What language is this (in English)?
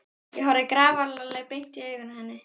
Icelandic